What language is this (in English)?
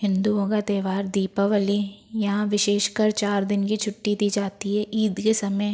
Hindi